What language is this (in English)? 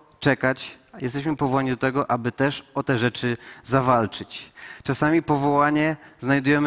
Polish